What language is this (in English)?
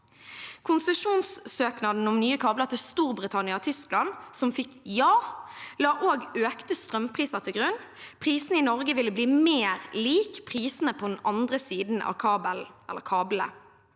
Norwegian